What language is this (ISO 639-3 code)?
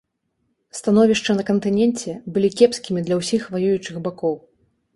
bel